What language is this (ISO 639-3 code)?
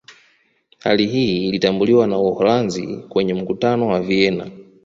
swa